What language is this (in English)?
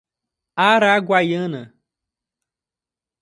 Portuguese